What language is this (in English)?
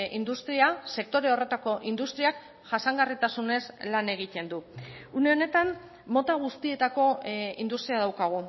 Basque